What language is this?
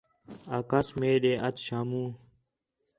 Khetrani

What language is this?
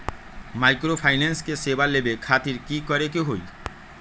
Magahi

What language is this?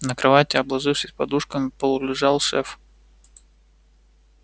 Russian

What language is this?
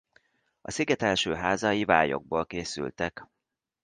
Hungarian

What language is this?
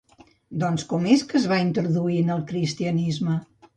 Catalan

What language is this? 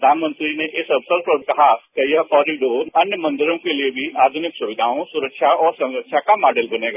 Hindi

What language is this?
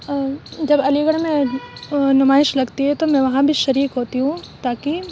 Urdu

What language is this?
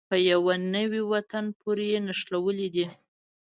Pashto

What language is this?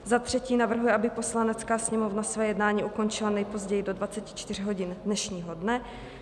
Czech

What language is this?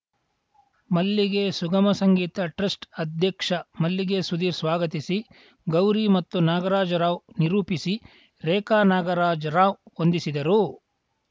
Kannada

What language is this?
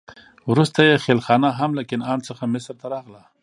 Pashto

